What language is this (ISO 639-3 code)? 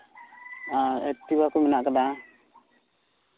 sat